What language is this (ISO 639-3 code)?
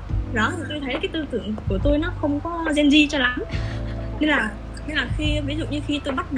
vie